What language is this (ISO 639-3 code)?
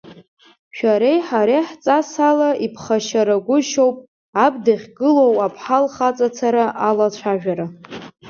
abk